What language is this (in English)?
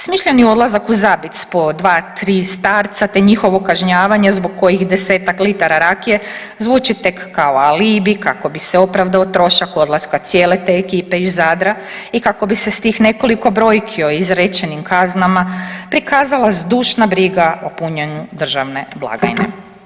Croatian